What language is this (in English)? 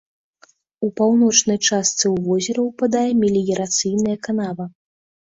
Belarusian